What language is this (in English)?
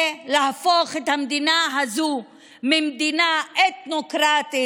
Hebrew